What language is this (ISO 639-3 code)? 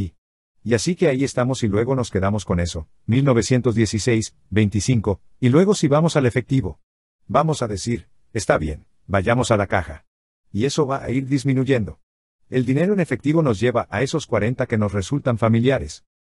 spa